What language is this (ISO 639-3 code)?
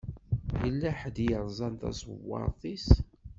kab